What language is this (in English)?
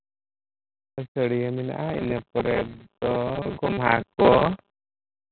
Santali